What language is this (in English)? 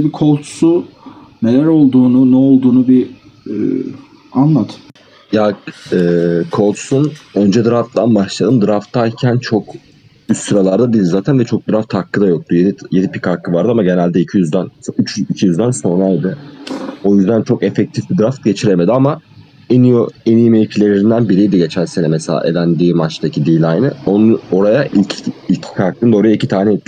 Turkish